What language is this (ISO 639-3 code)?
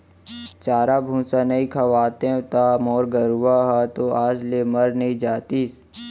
hne